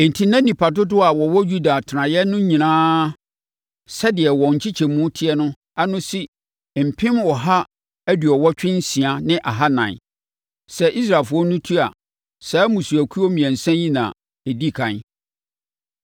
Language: Akan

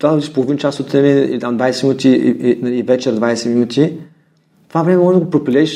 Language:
Bulgarian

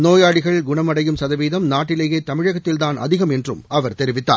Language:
Tamil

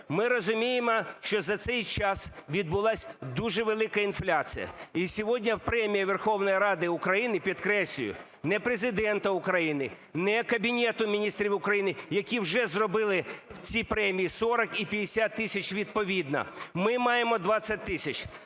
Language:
Ukrainian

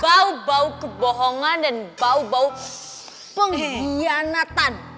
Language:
Indonesian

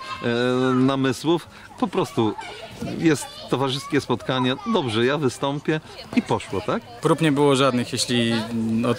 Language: Polish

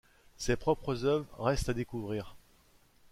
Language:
French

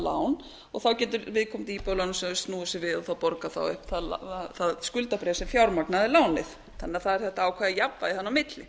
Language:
Icelandic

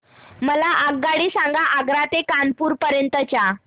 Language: Marathi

